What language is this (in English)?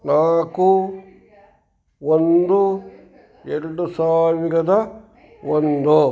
Kannada